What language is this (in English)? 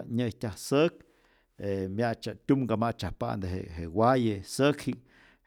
Rayón Zoque